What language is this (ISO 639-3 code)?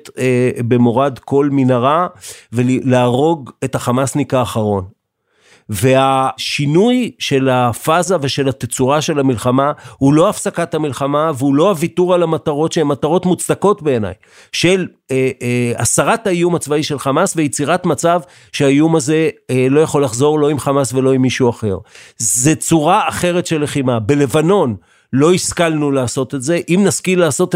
heb